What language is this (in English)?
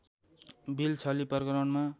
Nepali